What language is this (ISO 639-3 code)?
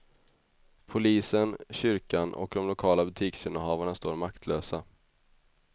swe